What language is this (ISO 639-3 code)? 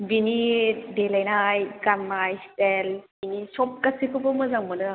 brx